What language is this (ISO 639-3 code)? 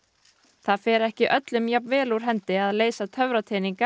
isl